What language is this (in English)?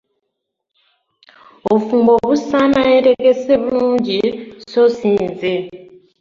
Ganda